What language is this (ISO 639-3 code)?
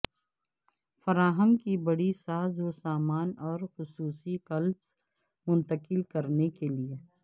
urd